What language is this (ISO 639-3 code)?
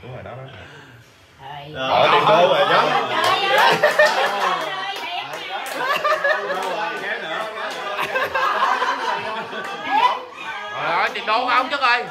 vie